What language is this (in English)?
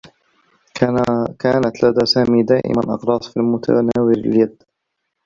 Arabic